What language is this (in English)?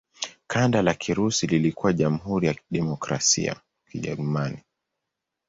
Swahili